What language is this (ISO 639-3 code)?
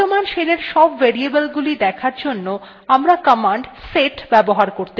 ben